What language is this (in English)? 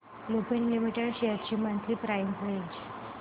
Marathi